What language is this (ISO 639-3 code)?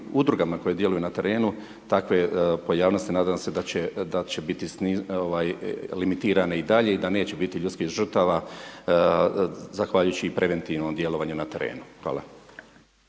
hrv